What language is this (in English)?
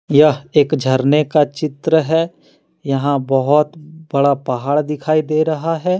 Hindi